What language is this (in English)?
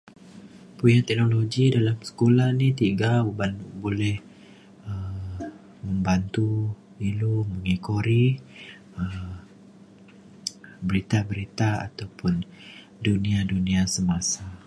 Mainstream Kenyah